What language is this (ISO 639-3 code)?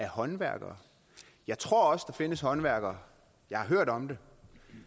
dan